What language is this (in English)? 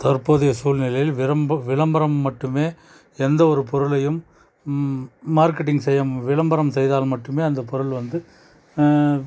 Tamil